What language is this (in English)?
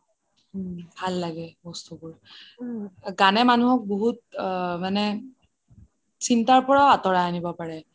Assamese